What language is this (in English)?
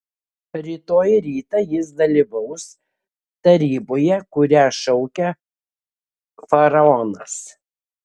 Lithuanian